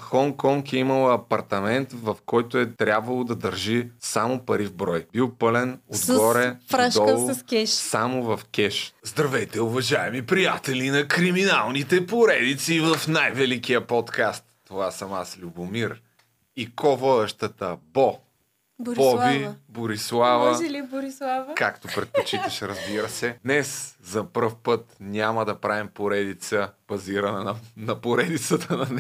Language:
Bulgarian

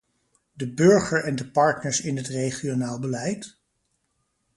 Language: Dutch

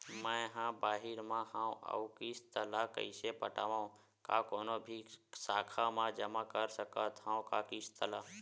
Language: Chhattisgarhi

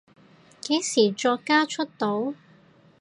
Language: Cantonese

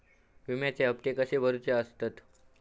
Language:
Marathi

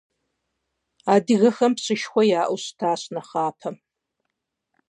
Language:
Kabardian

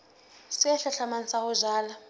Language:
Southern Sotho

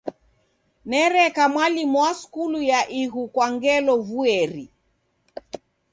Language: Taita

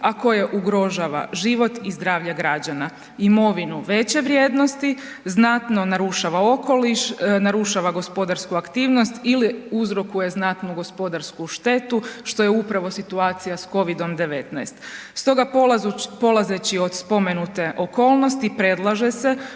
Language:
Croatian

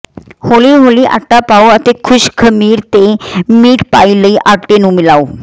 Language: Punjabi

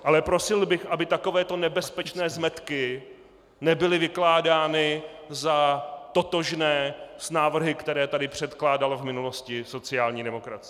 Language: Czech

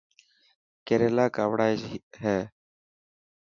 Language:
Dhatki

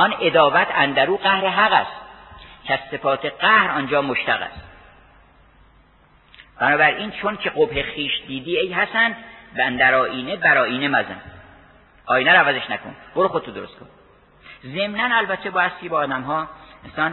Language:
Persian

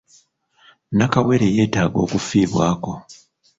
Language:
Ganda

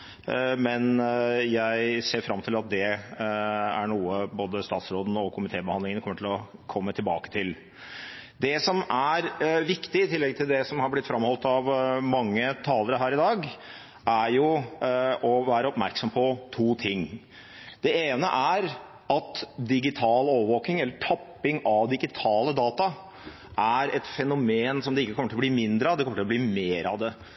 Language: Norwegian Bokmål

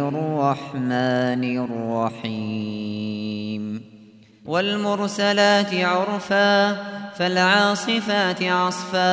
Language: Arabic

